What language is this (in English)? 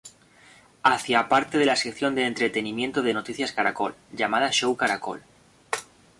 Spanish